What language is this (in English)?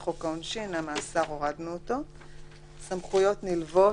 Hebrew